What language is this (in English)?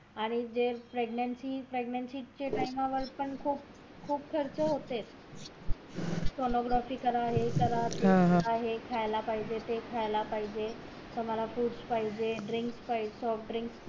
Marathi